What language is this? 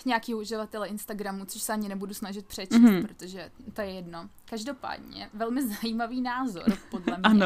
Czech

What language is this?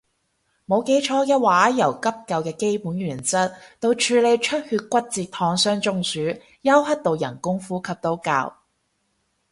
Cantonese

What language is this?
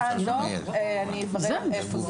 Hebrew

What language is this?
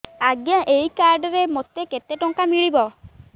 Odia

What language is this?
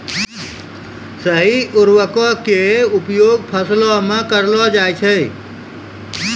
Maithili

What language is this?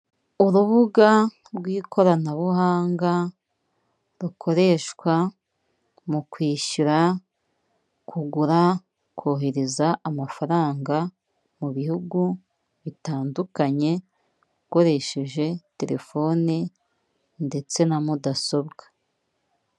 Kinyarwanda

